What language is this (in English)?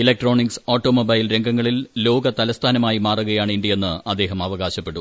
Malayalam